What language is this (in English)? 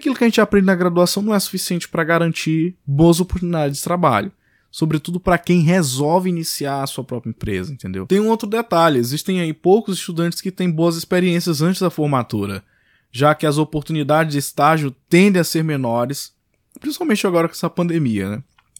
Portuguese